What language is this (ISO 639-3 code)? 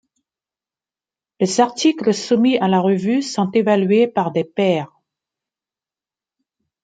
fra